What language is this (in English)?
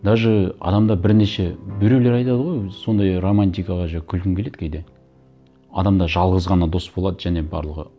Kazakh